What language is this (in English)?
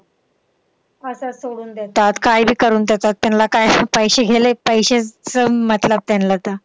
Marathi